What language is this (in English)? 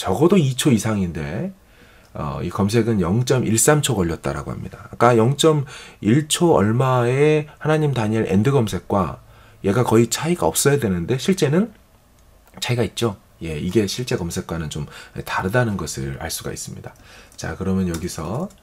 Korean